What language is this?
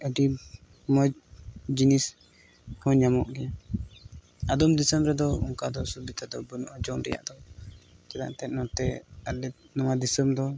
Santali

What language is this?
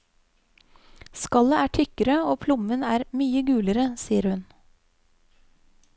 Norwegian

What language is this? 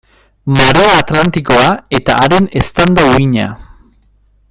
Basque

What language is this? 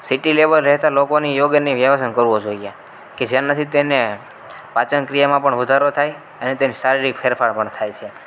Gujarati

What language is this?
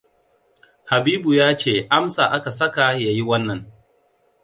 Hausa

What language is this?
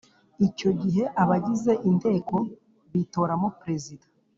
Kinyarwanda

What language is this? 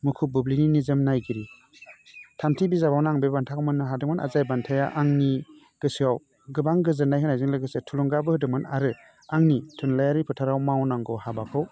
Bodo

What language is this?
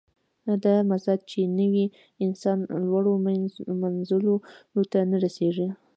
Pashto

